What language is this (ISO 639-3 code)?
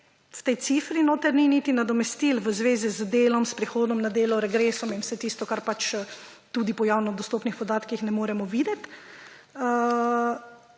slv